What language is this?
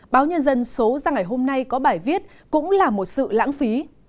Vietnamese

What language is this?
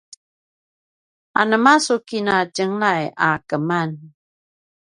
Paiwan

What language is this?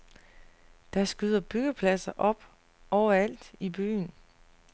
Danish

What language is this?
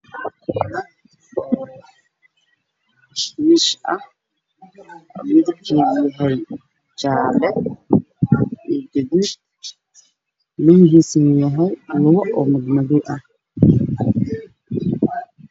Somali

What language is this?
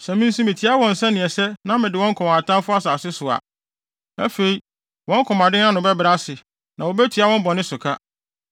Akan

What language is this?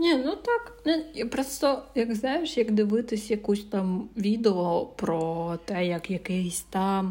Ukrainian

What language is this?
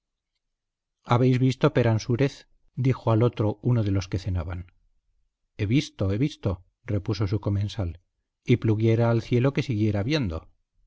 Spanish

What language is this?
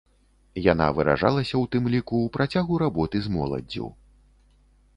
Belarusian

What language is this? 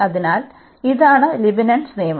Malayalam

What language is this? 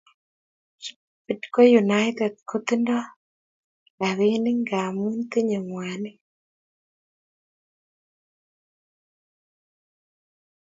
Kalenjin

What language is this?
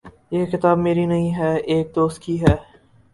Urdu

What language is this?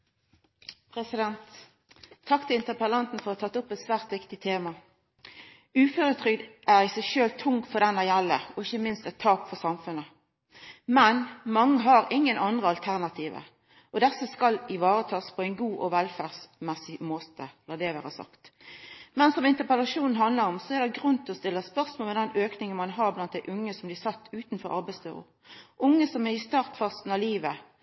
Norwegian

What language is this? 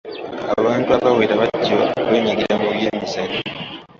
Ganda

